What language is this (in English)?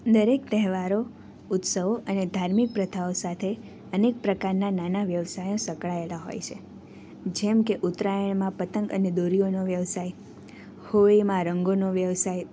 Gujarati